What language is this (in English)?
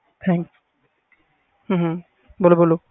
Punjabi